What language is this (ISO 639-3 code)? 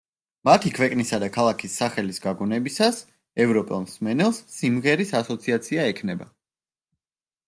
kat